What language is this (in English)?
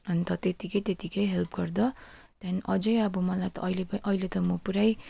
Nepali